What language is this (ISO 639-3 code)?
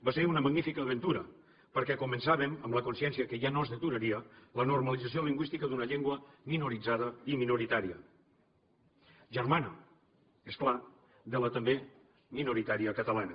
cat